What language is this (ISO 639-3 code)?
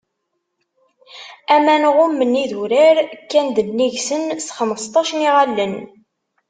kab